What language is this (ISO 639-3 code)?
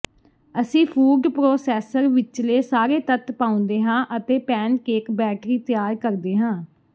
pan